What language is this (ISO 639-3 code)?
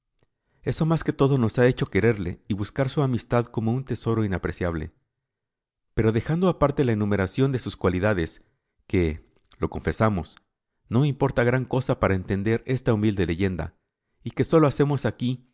spa